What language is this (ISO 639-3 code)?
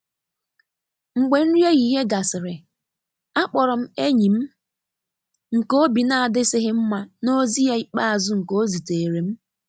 ibo